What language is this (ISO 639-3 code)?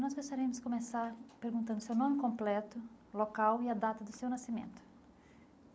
por